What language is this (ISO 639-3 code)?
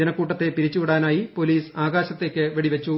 mal